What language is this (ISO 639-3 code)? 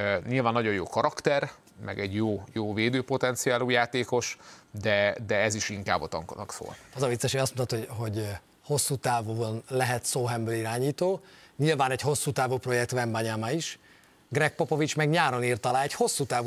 hun